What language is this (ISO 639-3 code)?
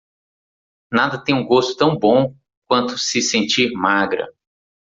por